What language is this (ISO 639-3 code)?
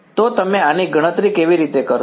guj